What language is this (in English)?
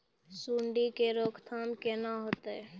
Maithili